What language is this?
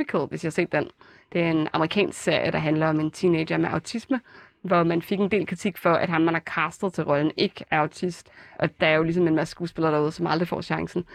Danish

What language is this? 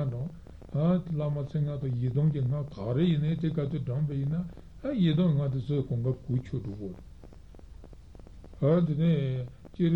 Italian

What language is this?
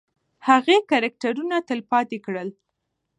Pashto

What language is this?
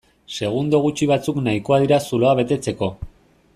Basque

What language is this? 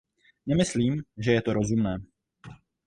Czech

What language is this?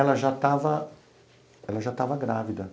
Portuguese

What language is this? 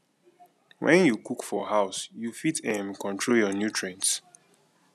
Nigerian Pidgin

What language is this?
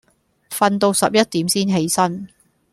Cantonese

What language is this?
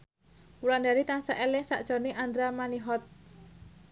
Javanese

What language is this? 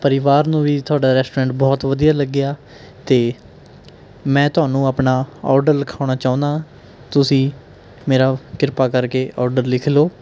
Punjabi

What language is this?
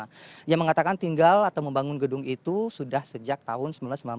Indonesian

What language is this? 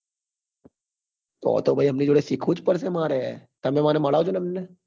Gujarati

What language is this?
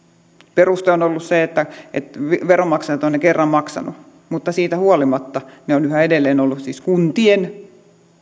Finnish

